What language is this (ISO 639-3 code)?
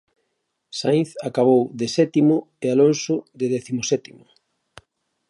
glg